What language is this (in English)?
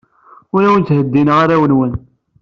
Kabyle